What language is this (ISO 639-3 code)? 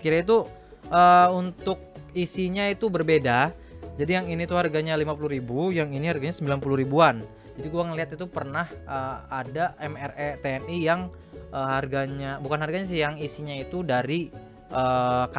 ind